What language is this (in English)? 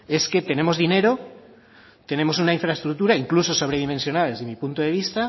Spanish